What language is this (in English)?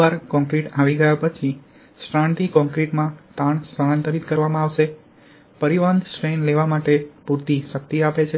Gujarati